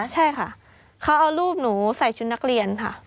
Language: Thai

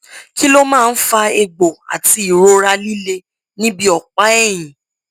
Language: Yoruba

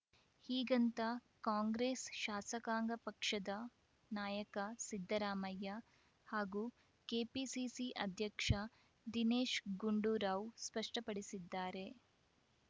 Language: Kannada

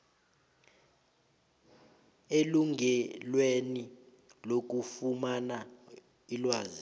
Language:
South Ndebele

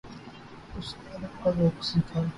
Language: Urdu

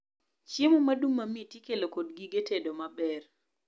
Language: Luo (Kenya and Tanzania)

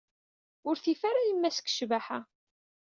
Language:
Kabyle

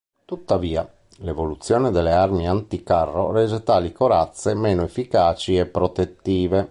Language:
Italian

